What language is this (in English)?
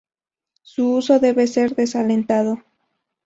Spanish